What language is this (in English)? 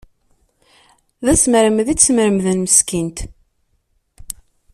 Kabyle